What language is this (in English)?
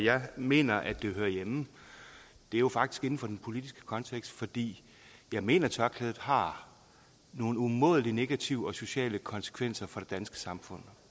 Danish